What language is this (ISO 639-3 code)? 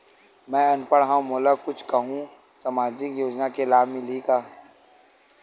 hne